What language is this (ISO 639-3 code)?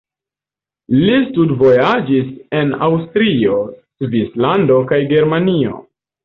epo